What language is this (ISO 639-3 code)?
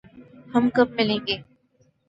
urd